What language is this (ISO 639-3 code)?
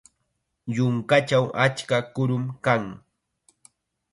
qxa